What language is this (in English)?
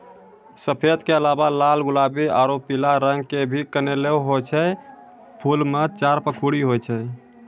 Maithili